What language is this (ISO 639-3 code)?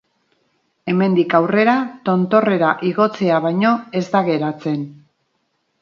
eus